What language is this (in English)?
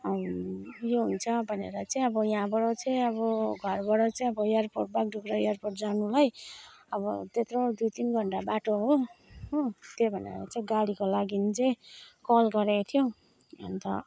Nepali